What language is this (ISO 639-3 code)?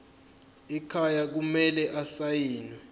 zul